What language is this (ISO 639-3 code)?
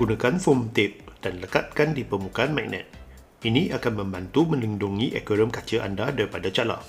msa